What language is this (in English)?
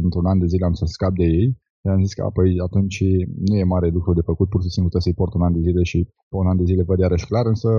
Romanian